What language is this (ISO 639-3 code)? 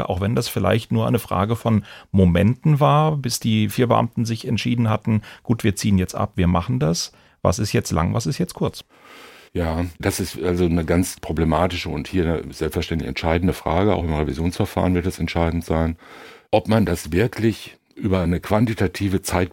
deu